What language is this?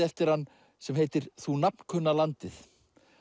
Icelandic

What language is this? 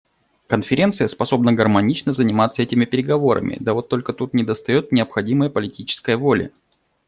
Russian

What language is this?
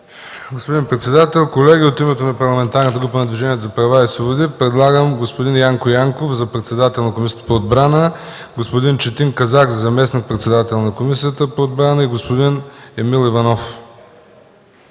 Bulgarian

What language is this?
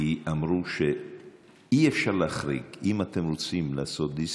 Hebrew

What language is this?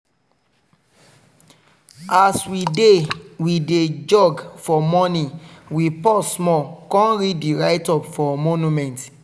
Nigerian Pidgin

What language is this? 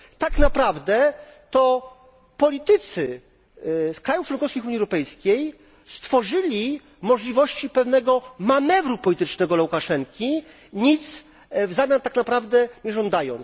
Polish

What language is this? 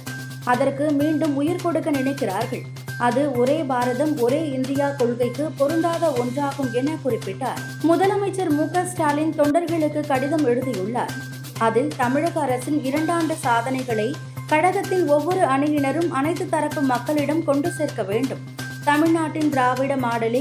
Tamil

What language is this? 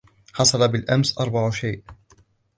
Arabic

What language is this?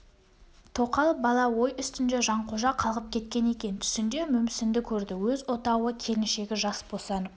Kazakh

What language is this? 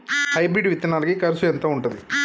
Telugu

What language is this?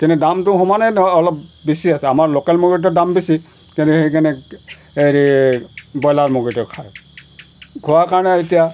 Assamese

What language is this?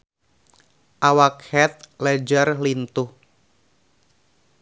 Sundanese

